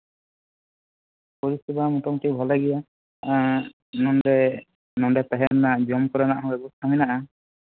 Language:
Santali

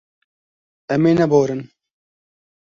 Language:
Kurdish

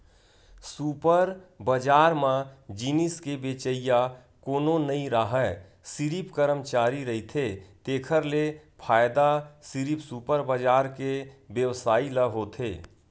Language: Chhattisgarhi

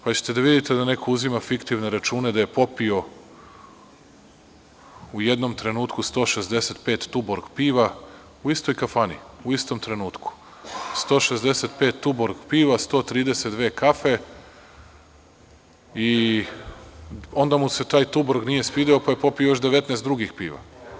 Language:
Serbian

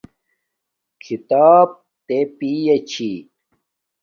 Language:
Domaaki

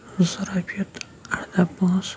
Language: Kashmiri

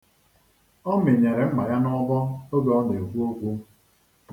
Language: Igbo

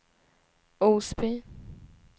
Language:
Swedish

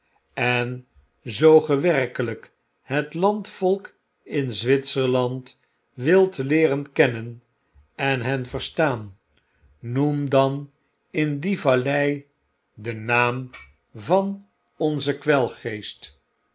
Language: Dutch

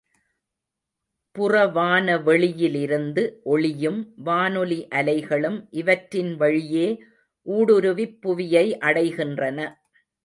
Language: Tamil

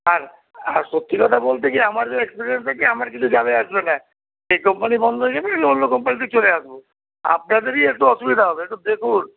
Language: Bangla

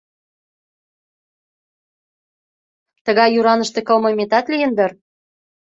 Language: Mari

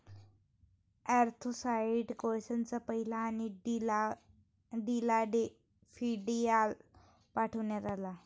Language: Marathi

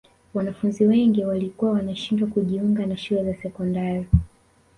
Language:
Swahili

